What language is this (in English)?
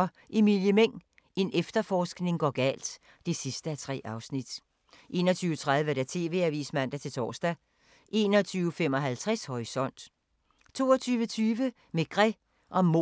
Danish